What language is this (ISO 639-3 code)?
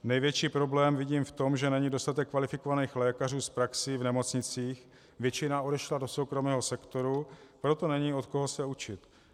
ces